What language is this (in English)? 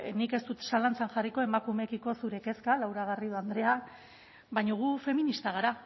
Basque